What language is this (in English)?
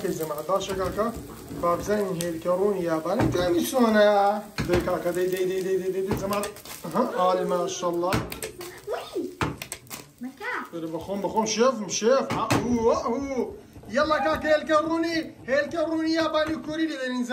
Arabic